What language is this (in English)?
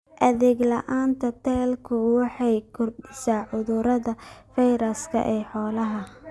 Somali